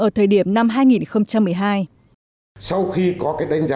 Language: Vietnamese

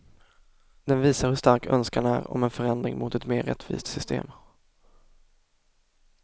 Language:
Swedish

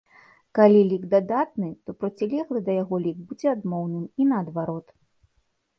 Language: Belarusian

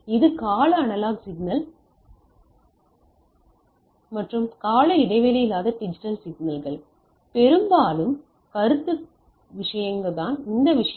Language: Tamil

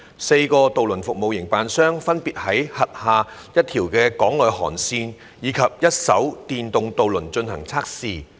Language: Cantonese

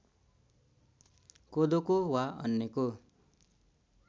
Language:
Nepali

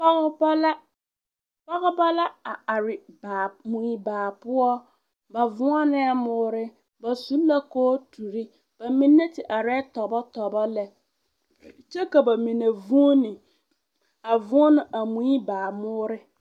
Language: Southern Dagaare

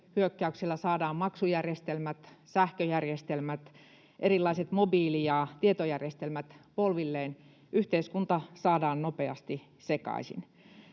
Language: Finnish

